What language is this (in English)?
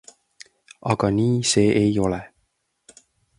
Estonian